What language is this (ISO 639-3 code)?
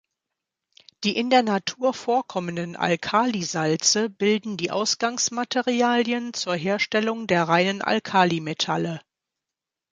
deu